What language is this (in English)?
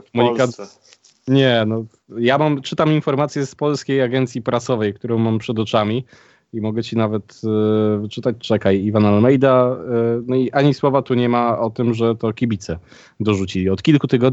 Polish